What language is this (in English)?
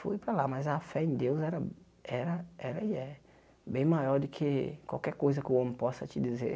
Portuguese